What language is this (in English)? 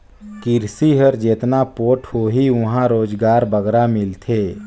Chhattisgarhi